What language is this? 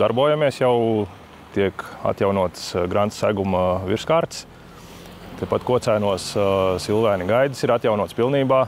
Latvian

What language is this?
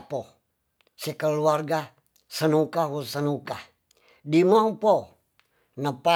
Tonsea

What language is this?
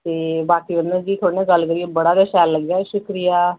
Dogri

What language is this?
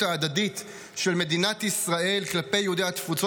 Hebrew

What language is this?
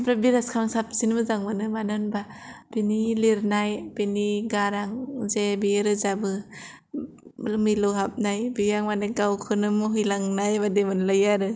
Bodo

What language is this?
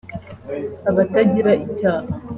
Kinyarwanda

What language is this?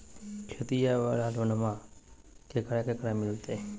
Magahi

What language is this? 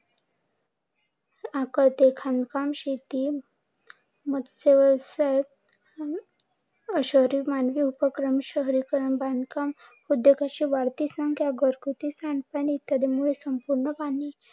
Marathi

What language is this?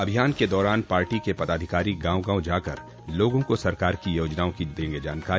Hindi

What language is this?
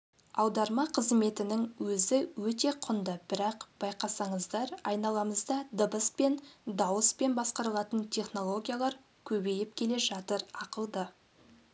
Kazakh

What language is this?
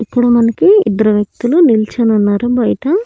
Telugu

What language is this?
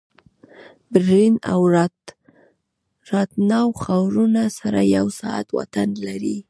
Pashto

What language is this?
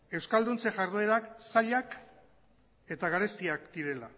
Basque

